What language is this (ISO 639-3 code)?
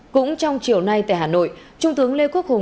vie